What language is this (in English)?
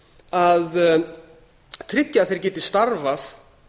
Icelandic